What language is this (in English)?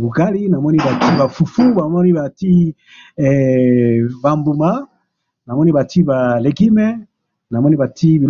Lingala